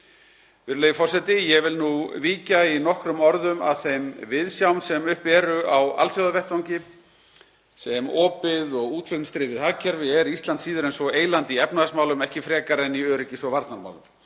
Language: Icelandic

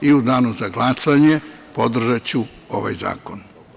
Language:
Serbian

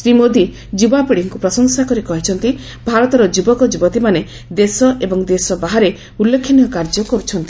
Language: Odia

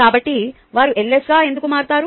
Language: Telugu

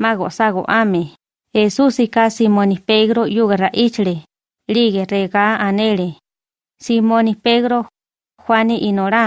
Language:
Spanish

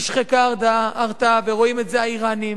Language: Hebrew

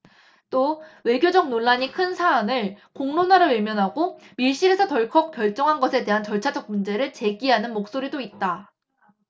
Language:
Korean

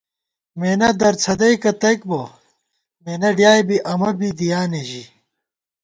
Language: Gawar-Bati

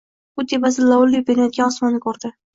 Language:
Uzbek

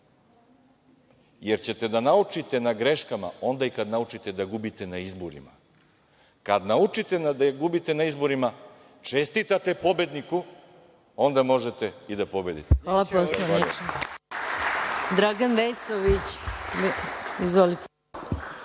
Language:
Serbian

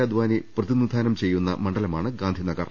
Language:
Malayalam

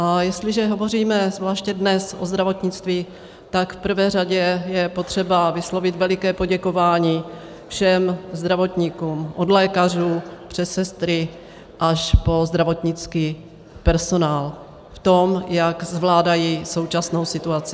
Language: Czech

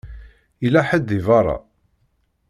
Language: Kabyle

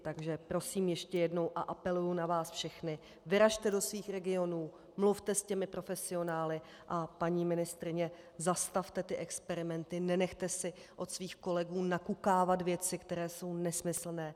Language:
Czech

